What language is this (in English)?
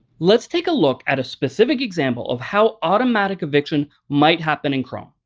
English